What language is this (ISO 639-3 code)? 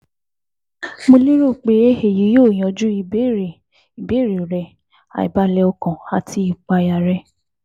yor